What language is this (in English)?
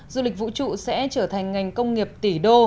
Vietnamese